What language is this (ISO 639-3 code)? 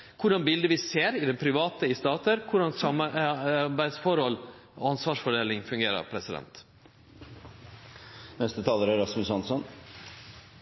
nno